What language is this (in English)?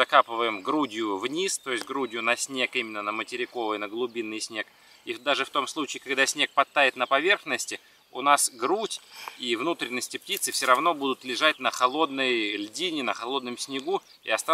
Russian